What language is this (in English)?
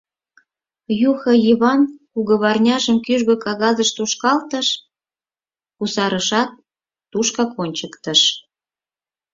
Mari